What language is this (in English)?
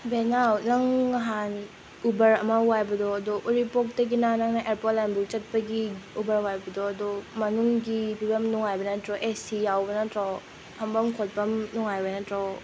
Manipuri